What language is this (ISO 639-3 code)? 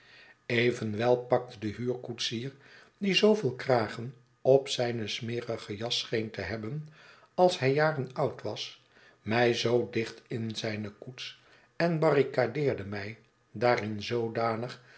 nld